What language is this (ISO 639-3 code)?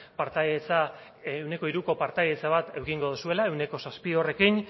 eus